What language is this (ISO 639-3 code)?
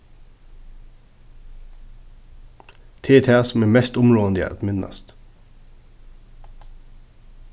fao